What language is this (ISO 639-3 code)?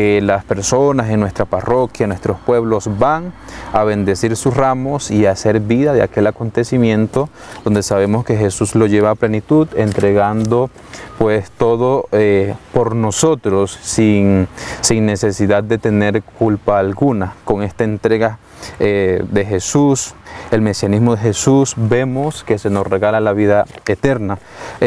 spa